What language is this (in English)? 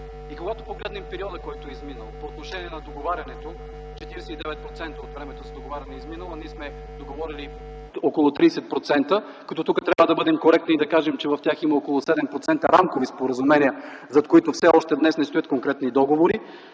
Bulgarian